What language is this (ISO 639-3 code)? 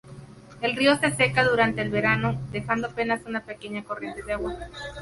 spa